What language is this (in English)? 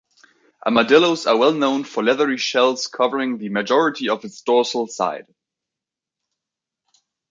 English